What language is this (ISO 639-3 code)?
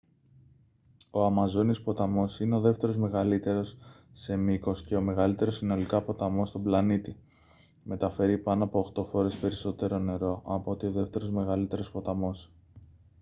ell